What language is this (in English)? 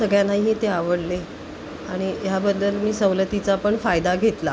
Marathi